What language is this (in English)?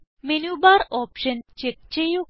Malayalam